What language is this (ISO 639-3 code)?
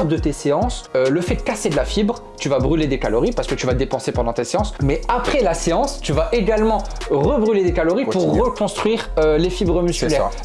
fra